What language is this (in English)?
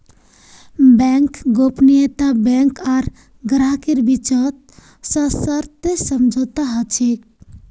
Magahi